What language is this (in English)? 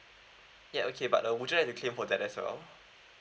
English